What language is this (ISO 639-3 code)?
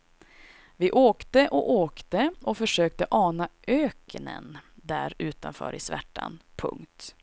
swe